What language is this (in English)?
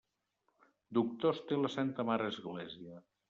Catalan